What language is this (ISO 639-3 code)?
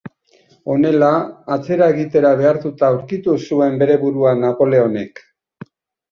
eus